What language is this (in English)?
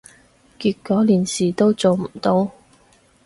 Cantonese